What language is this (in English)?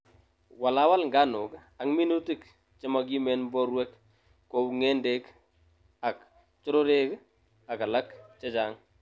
Kalenjin